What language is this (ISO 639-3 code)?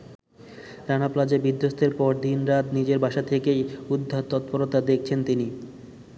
ben